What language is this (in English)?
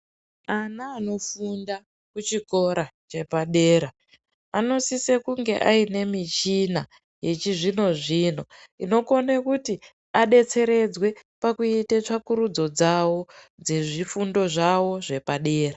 Ndau